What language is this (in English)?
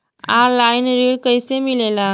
Bhojpuri